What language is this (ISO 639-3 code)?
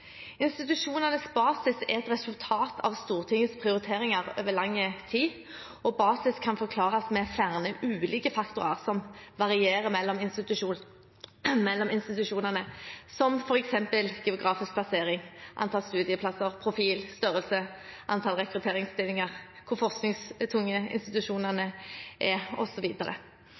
nob